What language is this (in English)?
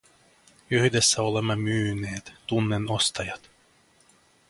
Finnish